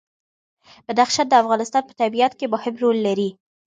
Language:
Pashto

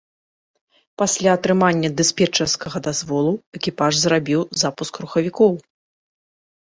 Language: Belarusian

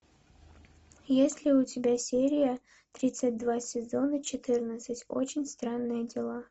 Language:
Russian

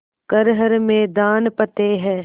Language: Hindi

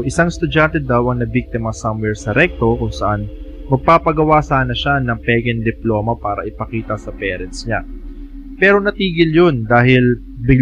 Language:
Filipino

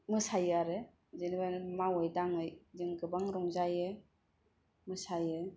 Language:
Bodo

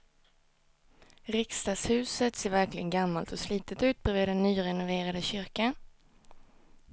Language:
Swedish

